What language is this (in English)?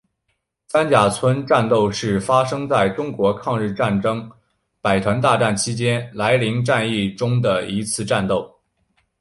Chinese